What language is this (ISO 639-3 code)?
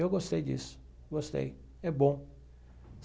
por